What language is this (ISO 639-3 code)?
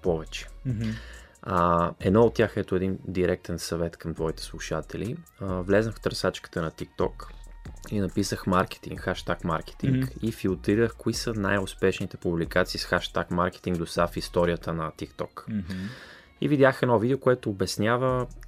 bul